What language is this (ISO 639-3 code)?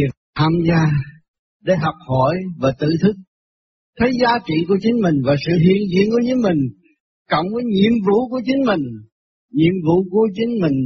vie